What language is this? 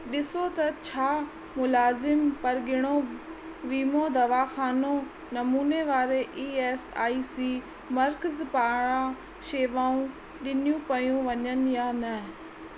Sindhi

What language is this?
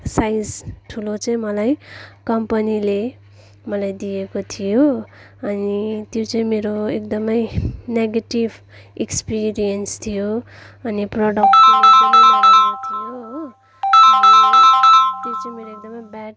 Nepali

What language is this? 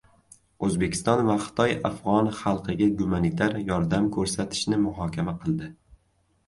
Uzbek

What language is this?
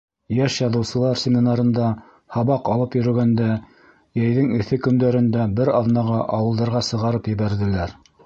Bashkir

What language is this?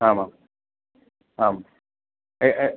Sanskrit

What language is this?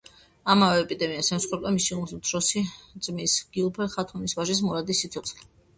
Georgian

